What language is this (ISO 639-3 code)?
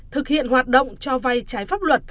vie